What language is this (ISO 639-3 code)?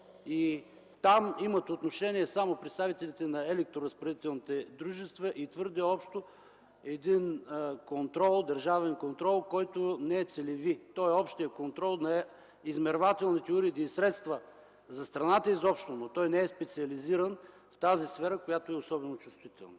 bul